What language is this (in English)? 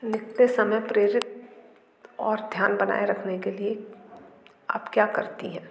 Hindi